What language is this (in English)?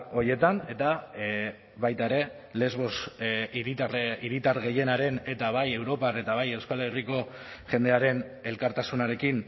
Basque